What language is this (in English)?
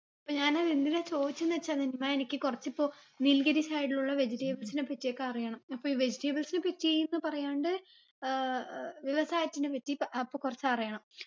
Malayalam